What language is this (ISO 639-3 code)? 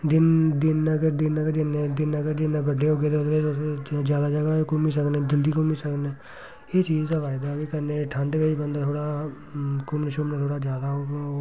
doi